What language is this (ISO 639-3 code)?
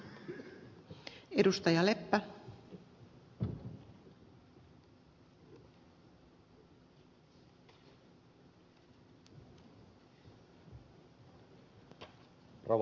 fin